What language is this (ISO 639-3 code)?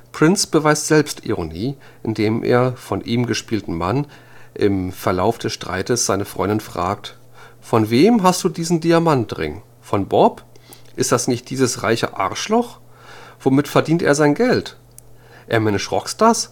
deu